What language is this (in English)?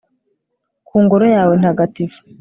Kinyarwanda